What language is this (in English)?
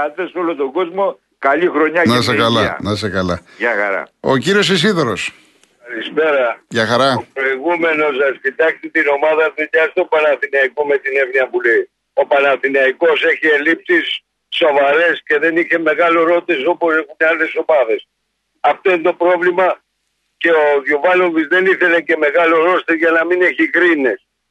Greek